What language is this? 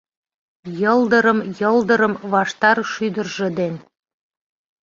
Mari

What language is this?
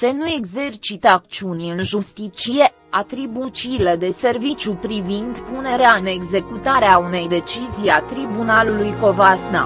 Romanian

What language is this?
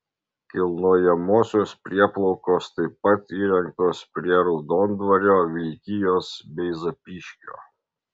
Lithuanian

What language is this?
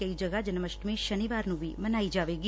Punjabi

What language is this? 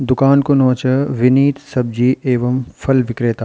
Garhwali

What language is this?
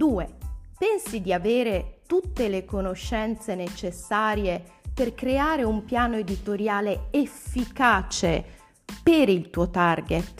Italian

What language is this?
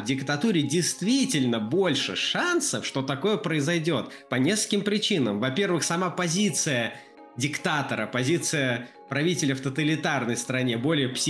Russian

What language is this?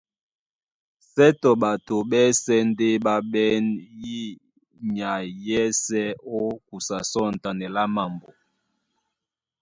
Duala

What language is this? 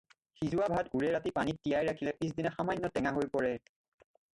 Assamese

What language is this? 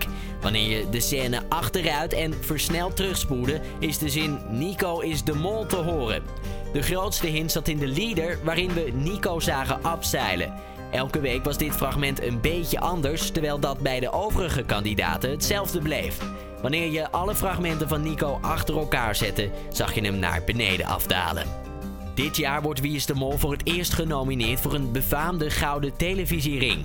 Dutch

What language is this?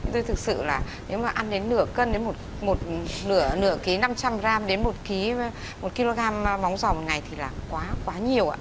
Vietnamese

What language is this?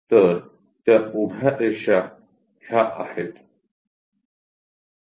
Marathi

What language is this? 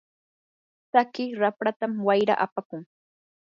Yanahuanca Pasco Quechua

